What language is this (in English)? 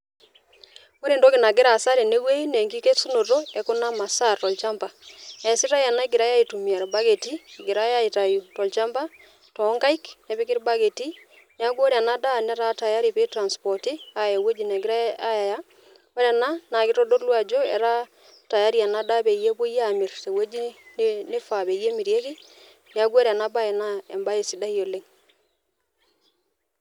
Masai